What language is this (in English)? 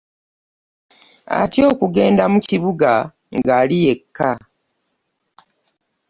Ganda